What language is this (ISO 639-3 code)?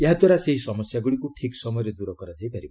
ori